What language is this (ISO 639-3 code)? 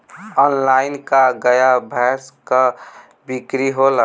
bho